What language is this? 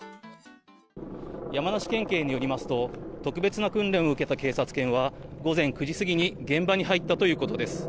Japanese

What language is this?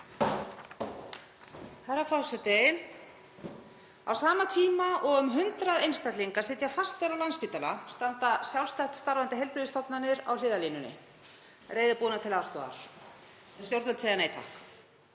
Icelandic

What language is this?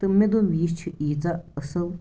Kashmiri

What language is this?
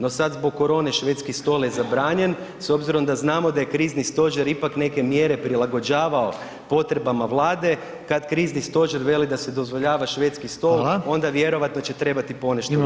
Croatian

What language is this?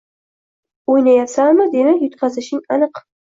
Uzbek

